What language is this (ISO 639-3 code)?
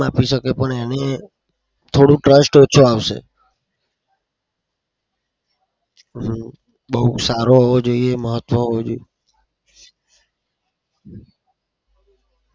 guj